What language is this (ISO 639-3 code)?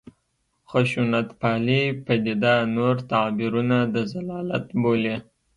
pus